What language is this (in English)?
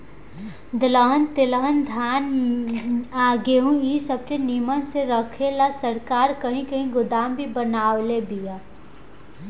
Bhojpuri